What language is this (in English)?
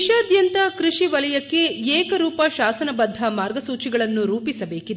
Kannada